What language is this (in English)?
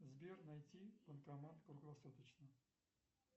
Russian